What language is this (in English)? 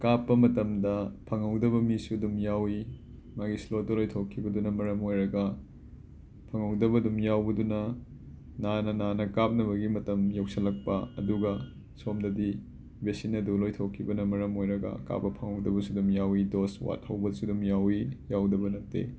Manipuri